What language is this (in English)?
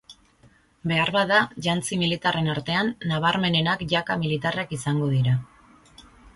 Basque